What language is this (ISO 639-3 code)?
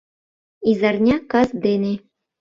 chm